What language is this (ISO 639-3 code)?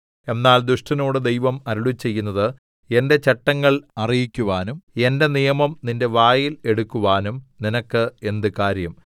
mal